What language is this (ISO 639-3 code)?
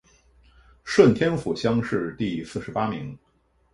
zho